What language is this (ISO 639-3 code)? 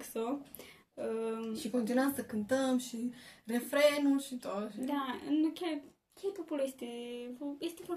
ron